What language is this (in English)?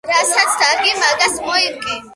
Georgian